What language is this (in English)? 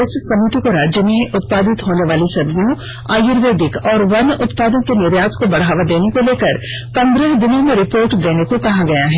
Hindi